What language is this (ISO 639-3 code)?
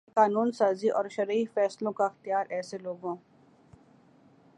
urd